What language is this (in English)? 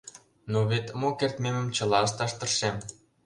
Mari